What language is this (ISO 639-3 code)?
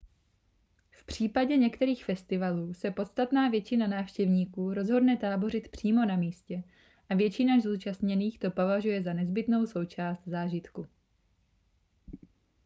ces